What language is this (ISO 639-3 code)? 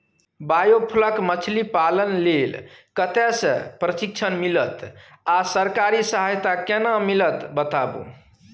mai